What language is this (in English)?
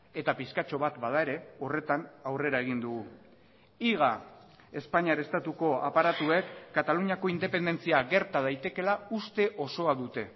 Basque